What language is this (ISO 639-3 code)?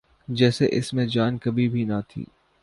urd